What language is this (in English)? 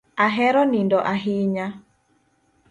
Luo (Kenya and Tanzania)